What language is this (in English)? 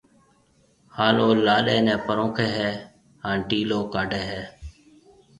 Marwari (Pakistan)